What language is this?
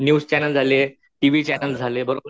Marathi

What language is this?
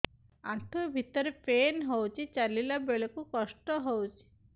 Odia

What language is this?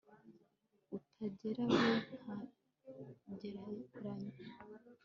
Kinyarwanda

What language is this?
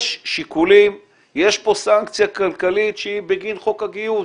Hebrew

